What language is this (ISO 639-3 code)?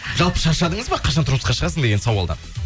kaz